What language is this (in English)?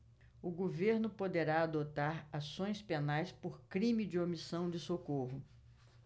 Portuguese